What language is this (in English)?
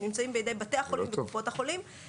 Hebrew